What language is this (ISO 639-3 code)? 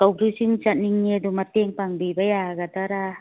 mni